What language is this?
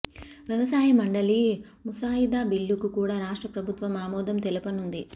Telugu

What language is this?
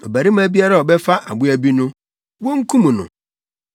Akan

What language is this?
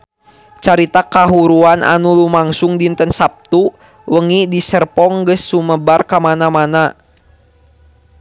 Sundanese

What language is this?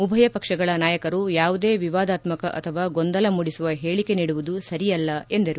Kannada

